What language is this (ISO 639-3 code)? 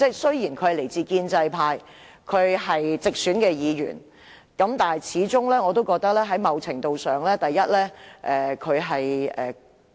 yue